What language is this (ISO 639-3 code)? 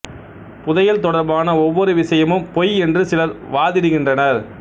tam